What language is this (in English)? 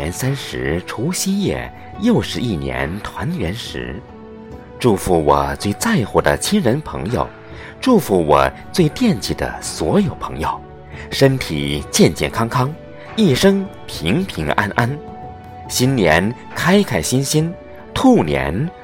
Chinese